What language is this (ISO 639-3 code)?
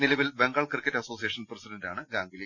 mal